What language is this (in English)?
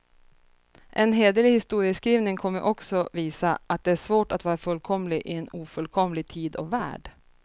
Swedish